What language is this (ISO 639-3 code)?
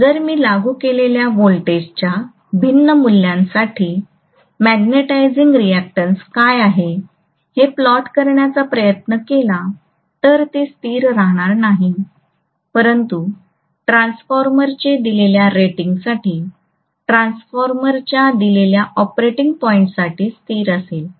mar